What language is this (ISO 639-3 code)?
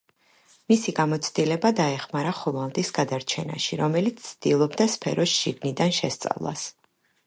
kat